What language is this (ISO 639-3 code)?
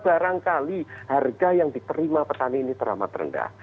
ind